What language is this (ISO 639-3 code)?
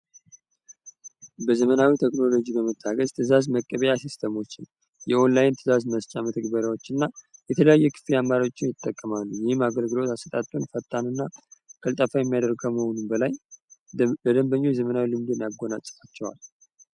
amh